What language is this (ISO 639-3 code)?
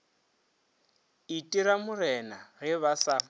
nso